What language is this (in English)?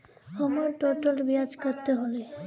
Magahi